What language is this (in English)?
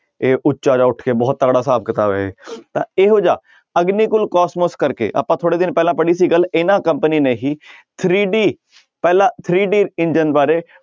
Punjabi